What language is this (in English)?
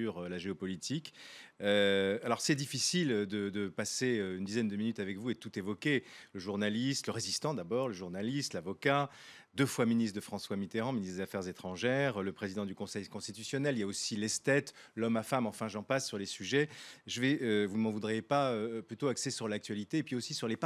French